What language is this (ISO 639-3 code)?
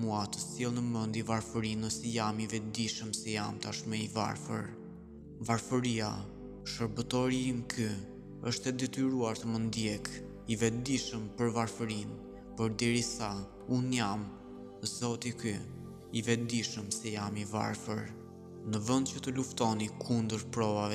ron